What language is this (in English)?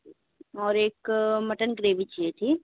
Hindi